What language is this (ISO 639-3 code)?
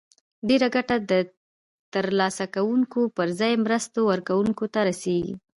pus